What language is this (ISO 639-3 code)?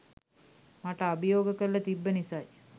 sin